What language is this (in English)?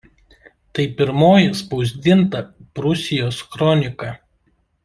Lithuanian